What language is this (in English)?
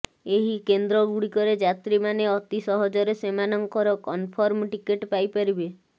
Odia